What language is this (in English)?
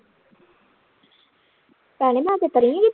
Punjabi